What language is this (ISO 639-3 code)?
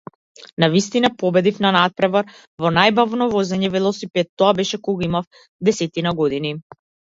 mkd